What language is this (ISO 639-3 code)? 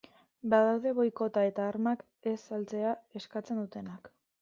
eus